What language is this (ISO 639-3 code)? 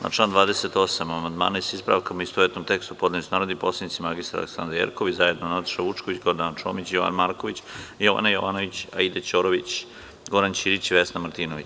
srp